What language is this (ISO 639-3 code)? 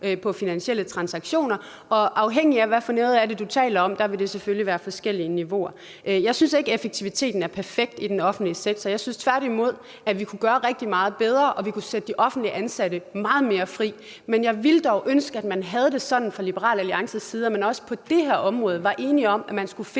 dan